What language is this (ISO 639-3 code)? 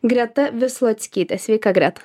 lit